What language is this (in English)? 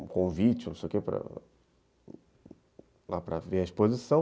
Portuguese